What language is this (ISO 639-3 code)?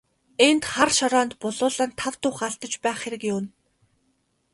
mon